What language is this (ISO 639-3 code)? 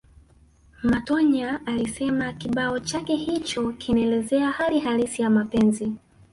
swa